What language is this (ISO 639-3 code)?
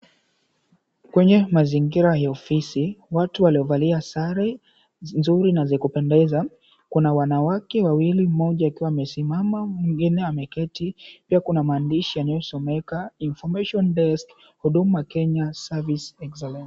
swa